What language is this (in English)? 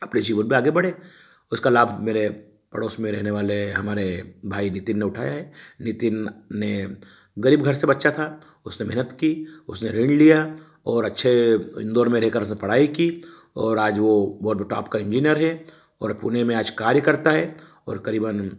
Hindi